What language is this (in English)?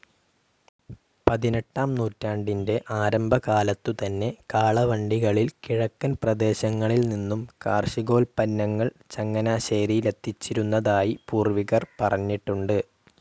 Malayalam